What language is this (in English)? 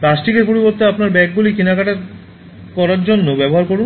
Bangla